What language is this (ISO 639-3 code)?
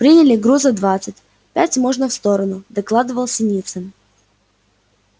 rus